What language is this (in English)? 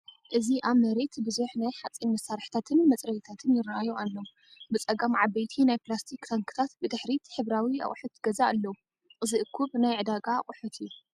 Tigrinya